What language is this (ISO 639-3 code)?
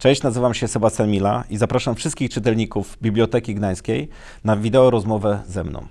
pol